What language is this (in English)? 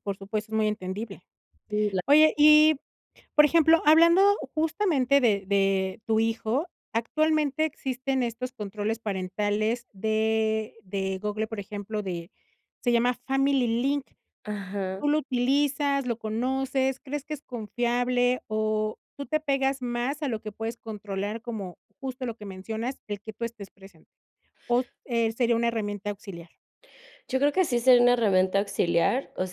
Spanish